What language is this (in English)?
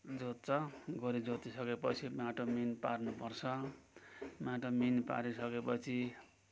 Nepali